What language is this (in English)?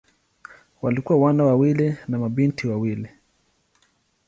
Swahili